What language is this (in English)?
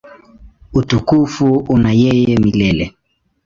Swahili